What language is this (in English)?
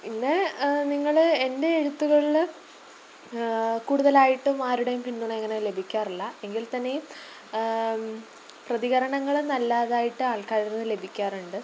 Malayalam